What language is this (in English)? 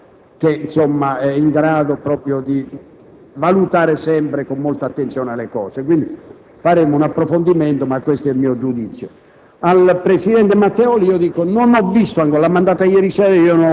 Italian